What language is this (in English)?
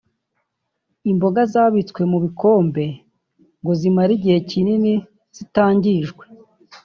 Kinyarwanda